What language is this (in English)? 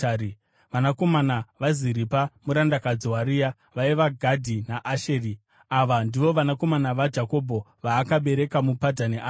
Shona